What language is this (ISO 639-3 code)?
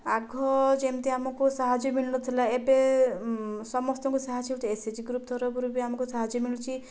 ori